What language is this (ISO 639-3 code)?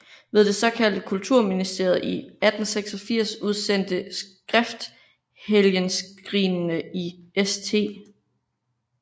dan